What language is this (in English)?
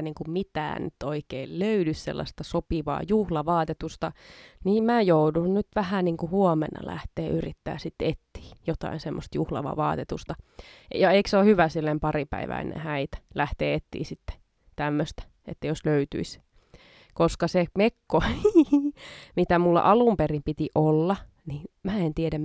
Finnish